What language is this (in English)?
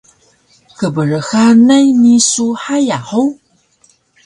Taroko